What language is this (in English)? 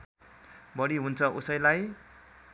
Nepali